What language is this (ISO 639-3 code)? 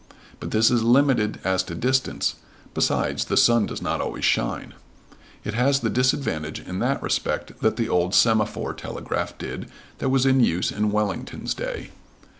eng